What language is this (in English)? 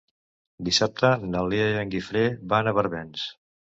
Catalan